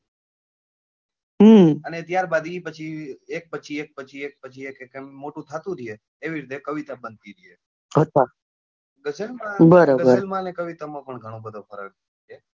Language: Gujarati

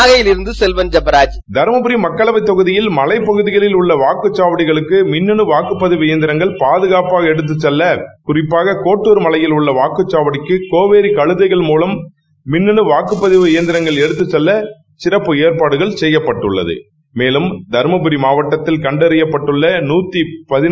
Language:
Tamil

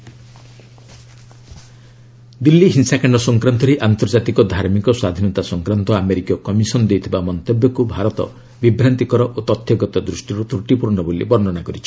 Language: Odia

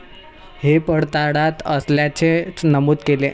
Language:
Marathi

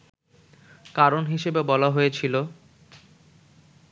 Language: Bangla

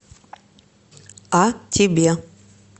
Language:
Russian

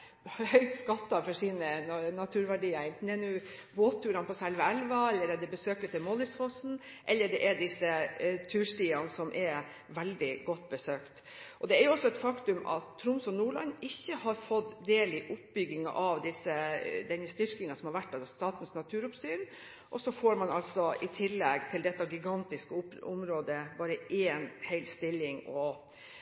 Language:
Norwegian Bokmål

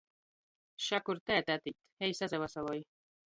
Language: Latgalian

